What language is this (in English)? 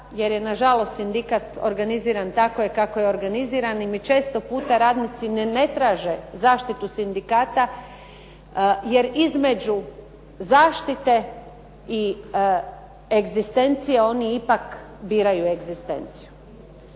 Croatian